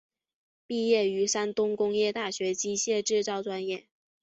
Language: Chinese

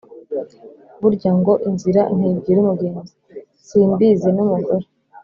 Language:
Kinyarwanda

